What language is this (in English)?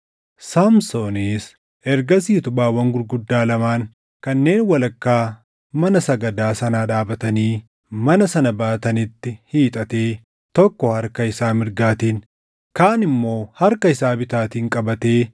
Oromo